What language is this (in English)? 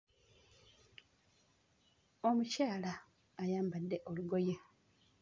Ganda